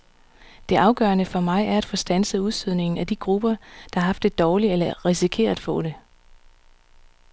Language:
Danish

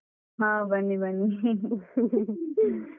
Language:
Kannada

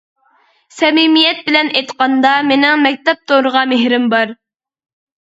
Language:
Uyghur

